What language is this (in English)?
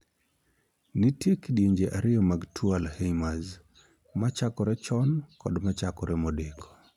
Luo (Kenya and Tanzania)